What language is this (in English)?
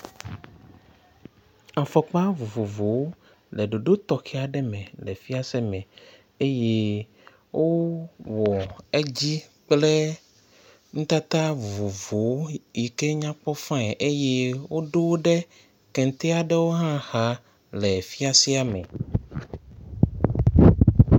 Ewe